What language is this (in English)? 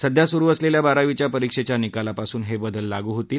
Marathi